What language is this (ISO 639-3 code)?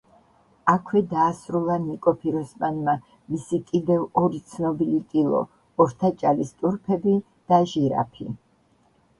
kat